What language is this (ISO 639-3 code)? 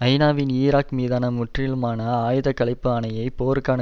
tam